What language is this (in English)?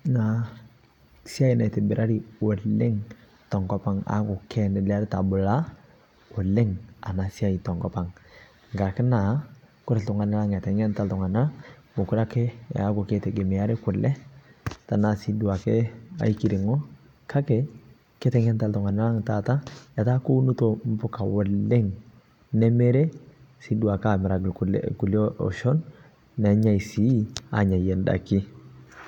Masai